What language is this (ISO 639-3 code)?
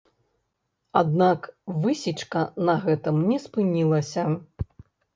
bel